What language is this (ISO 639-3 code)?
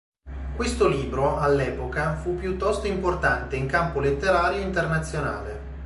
ita